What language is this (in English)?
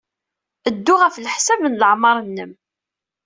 Kabyle